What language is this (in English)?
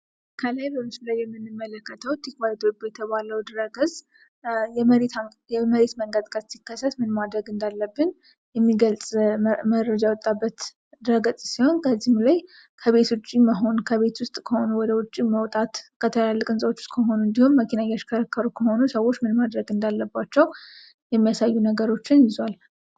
Amharic